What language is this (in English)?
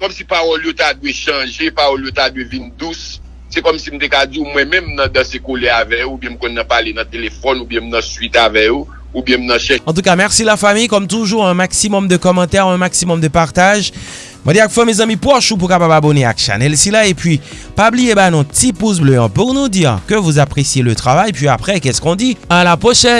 French